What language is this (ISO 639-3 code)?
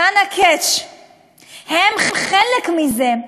heb